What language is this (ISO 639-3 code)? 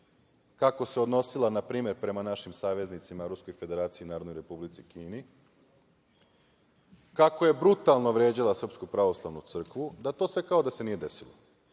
srp